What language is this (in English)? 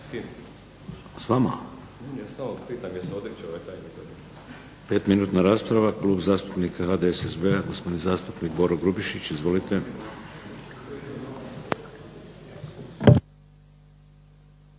Croatian